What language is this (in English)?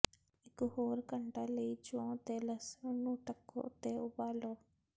Punjabi